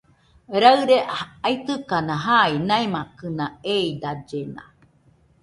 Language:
Nüpode Huitoto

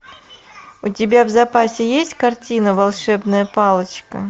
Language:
Russian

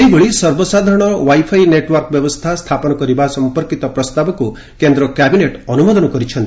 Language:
Odia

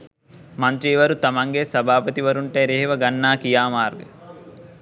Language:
Sinhala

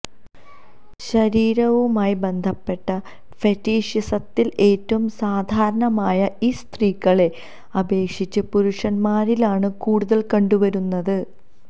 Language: Malayalam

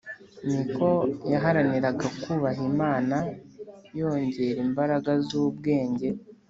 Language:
Kinyarwanda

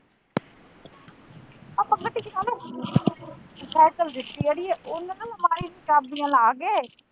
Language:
Punjabi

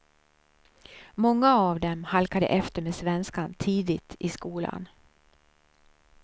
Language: Swedish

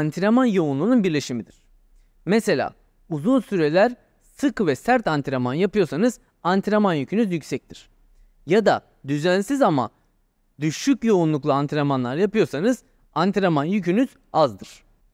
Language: Turkish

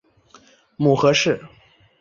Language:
Chinese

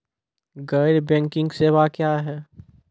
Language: Maithili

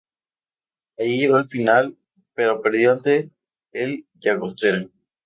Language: Spanish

